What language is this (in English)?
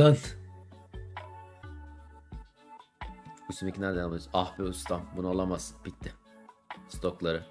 Turkish